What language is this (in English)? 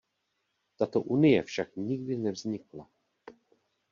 Czech